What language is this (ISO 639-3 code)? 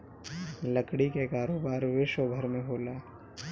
bho